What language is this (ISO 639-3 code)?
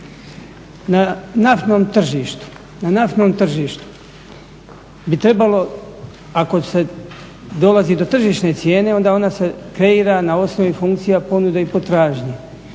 hrv